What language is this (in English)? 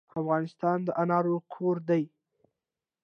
Pashto